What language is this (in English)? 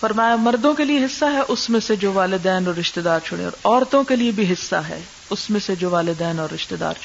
Urdu